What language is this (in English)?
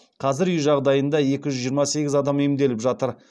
Kazakh